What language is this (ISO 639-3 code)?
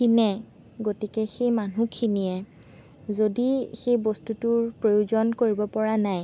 asm